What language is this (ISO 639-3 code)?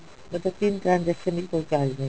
pan